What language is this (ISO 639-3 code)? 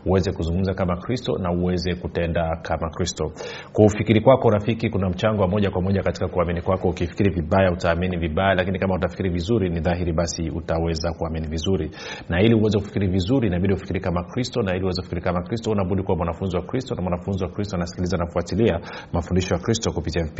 swa